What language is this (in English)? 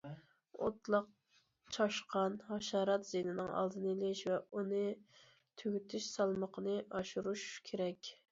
Uyghur